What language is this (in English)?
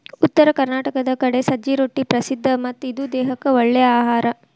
Kannada